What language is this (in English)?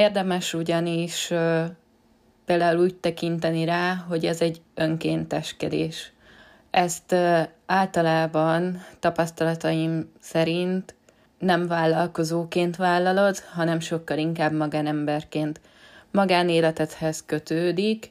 Hungarian